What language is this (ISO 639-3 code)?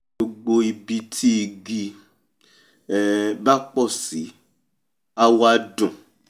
yor